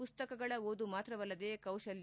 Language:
Kannada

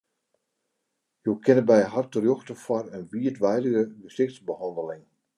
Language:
Western Frisian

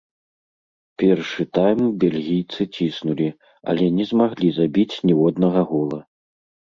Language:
Belarusian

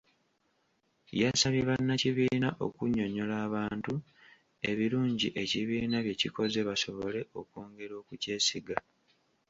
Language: Ganda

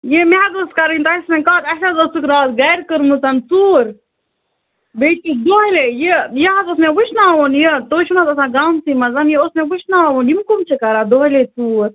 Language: Kashmiri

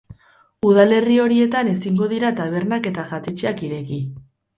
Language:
Basque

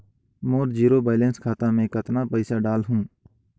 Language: Chhattisgarhi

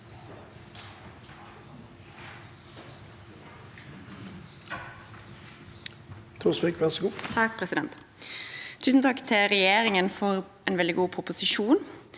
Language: Norwegian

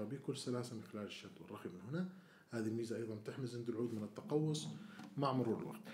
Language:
Arabic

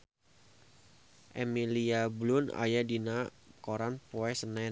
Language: Sundanese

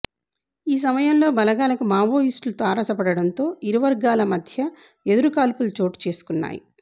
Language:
Telugu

